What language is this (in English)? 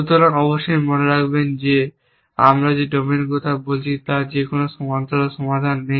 Bangla